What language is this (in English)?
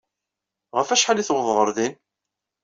Kabyle